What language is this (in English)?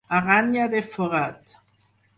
Catalan